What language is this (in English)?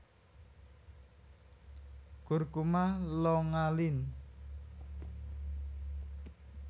Javanese